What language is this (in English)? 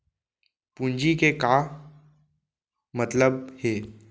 Chhattisgarhi